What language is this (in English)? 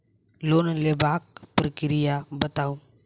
Maithili